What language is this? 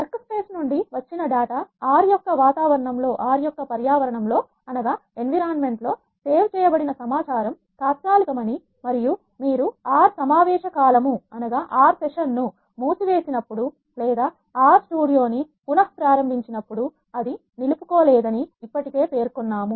Telugu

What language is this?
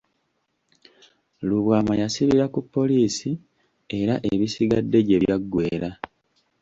Ganda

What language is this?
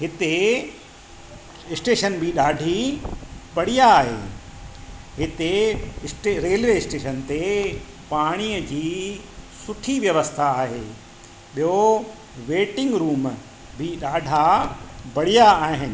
Sindhi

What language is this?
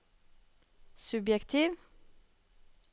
Norwegian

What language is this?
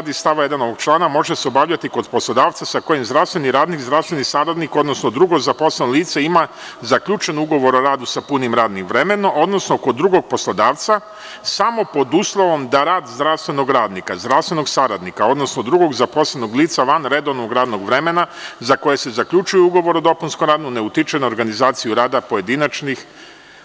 Serbian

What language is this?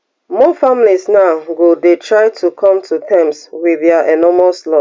Nigerian Pidgin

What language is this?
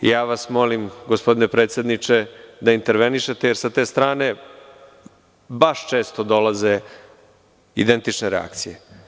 Serbian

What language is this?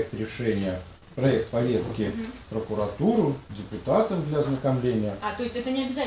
Russian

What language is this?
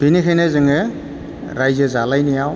Bodo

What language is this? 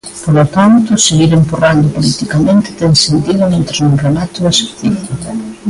Galician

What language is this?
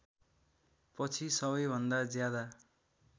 Nepali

